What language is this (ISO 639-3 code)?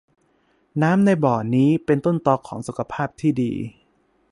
tha